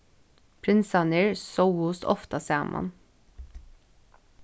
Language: Faroese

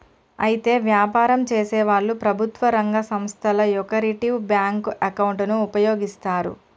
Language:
Telugu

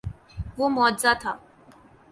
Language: Urdu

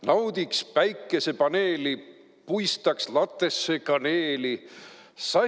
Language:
Estonian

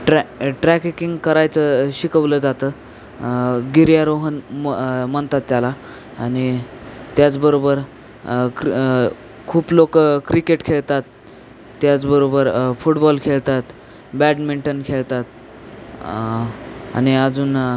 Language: Marathi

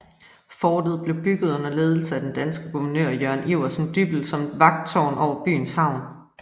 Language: Danish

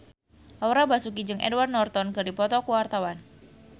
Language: Sundanese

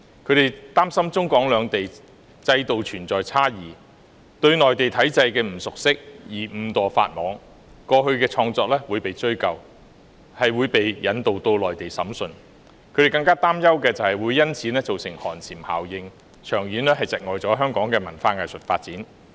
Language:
Cantonese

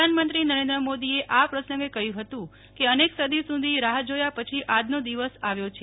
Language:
Gujarati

